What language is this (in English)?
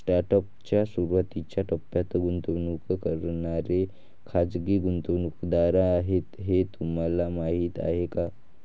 Marathi